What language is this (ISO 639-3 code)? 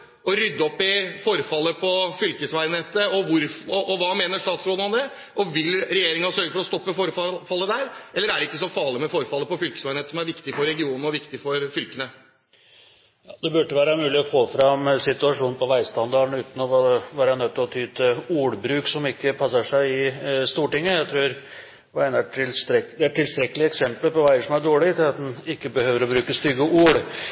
nob